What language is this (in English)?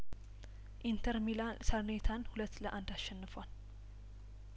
Amharic